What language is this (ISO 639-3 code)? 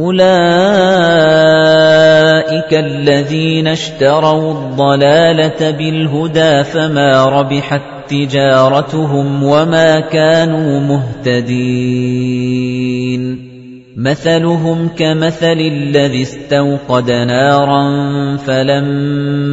ara